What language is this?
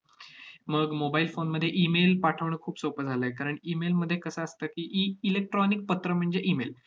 Marathi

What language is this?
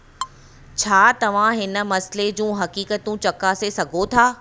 Sindhi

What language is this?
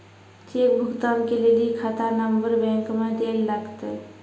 Maithili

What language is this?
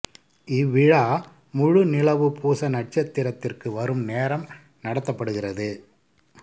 Tamil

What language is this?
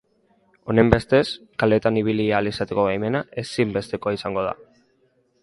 Basque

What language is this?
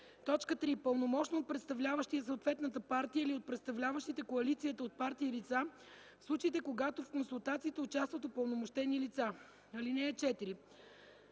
Bulgarian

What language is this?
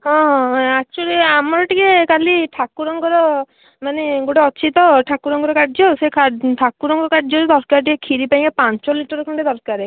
Odia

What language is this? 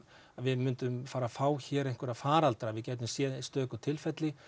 Icelandic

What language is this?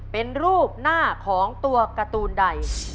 Thai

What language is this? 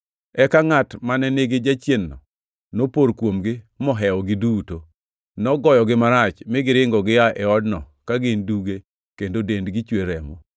Luo (Kenya and Tanzania)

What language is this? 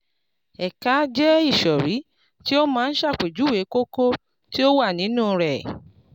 Yoruba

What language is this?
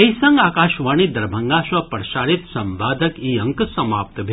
Maithili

